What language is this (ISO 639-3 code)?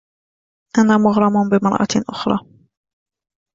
ara